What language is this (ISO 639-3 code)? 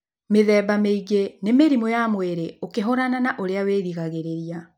kik